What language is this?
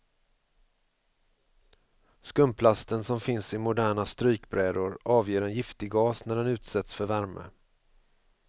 Swedish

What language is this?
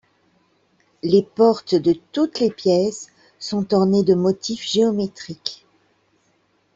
French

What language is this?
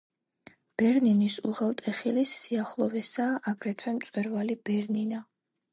Georgian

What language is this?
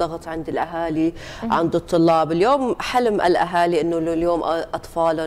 Arabic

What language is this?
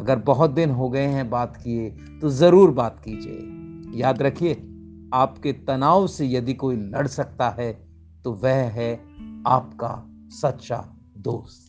Hindi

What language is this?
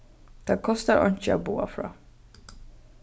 Faroese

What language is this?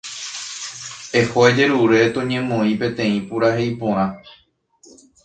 Guarani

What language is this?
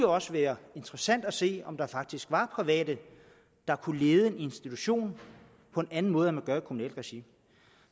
Danish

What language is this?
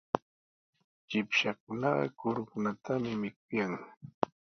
Sihuas Ancash Quechua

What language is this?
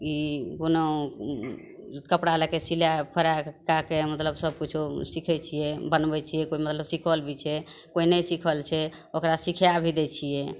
Maithili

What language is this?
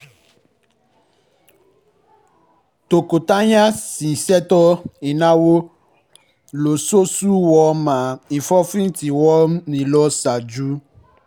Yoruba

